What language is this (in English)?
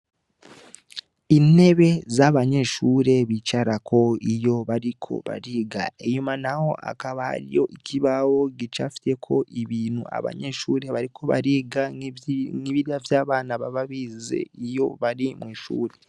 Rundi